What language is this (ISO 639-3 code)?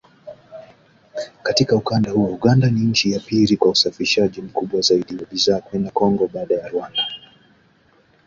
swa